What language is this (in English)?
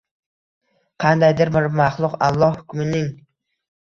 Uzbek